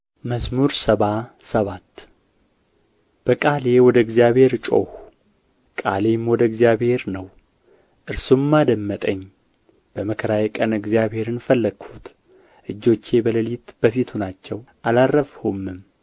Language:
Amharic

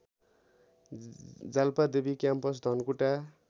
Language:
Nepali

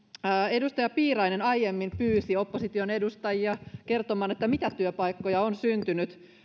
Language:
Finnish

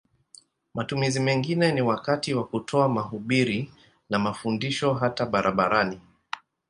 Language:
Swahili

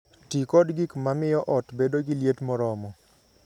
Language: Luo (Kenya and Tanzania)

